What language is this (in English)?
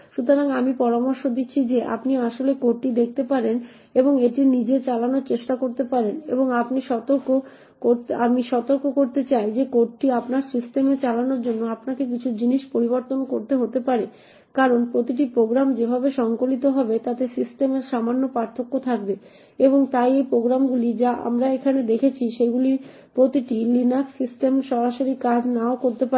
Bangla